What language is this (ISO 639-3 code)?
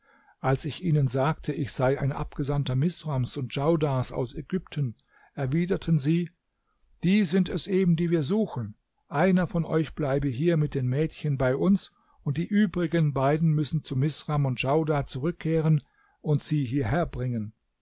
deu